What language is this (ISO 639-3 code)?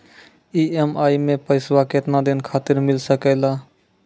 mai